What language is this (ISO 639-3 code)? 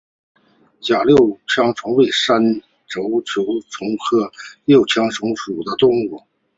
zho